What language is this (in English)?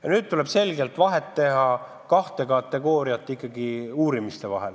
Estonian